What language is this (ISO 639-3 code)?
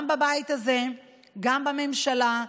heb